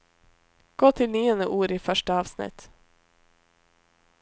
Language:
Norwegian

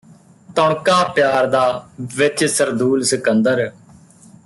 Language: Punjabi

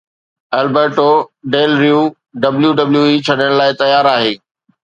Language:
Sindhi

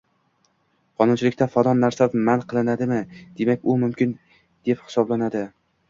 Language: Uzbek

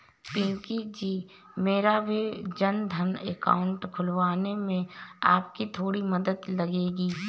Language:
Hindi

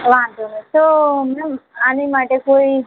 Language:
Gujarati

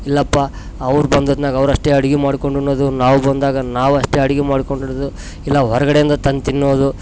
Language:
Kannada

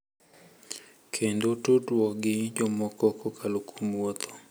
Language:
Luo (Kenya and Tanzania)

